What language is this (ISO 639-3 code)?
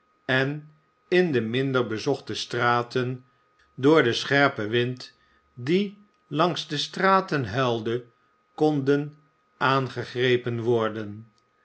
nld